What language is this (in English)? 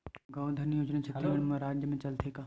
Chhattisgarhi